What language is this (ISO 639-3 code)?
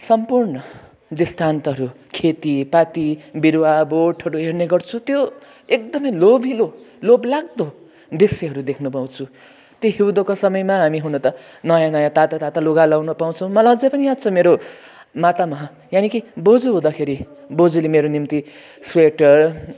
nep